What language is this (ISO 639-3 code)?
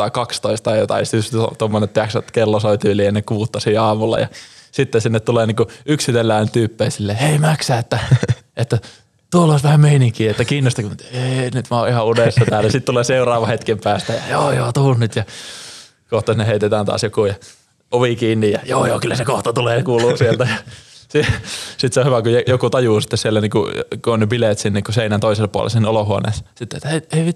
fin